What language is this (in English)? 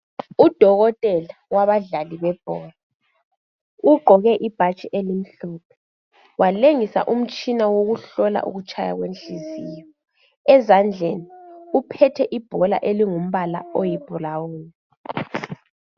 North Ndebele